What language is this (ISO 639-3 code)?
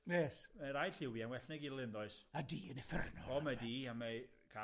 cym